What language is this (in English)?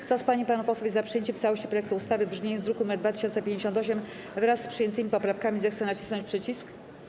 Polish